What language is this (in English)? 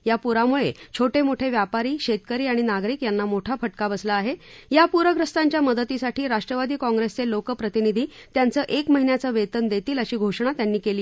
Marathi